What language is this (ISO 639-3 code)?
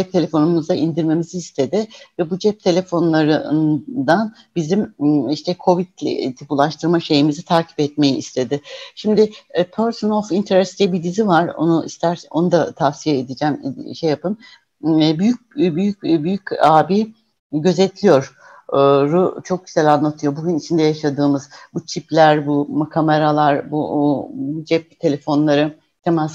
tur